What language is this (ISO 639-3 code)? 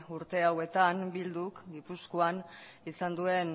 eus